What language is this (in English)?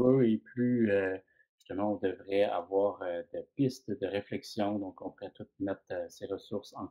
French